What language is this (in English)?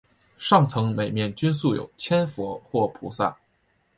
Chinese